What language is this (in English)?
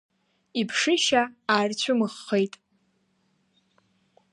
Abkhazian